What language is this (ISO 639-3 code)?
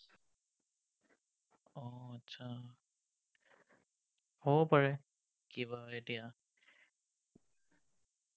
asm